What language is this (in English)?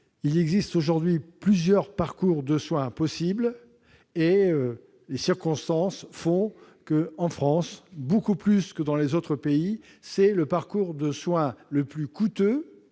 French